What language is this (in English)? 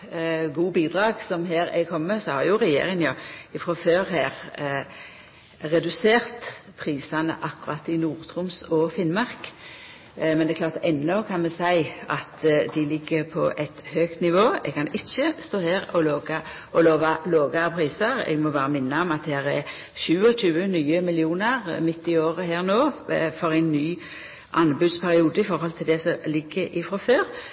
Norwegian Nynorsk